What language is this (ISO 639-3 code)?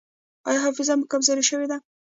pus